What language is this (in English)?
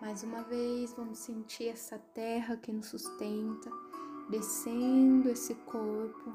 Portuguese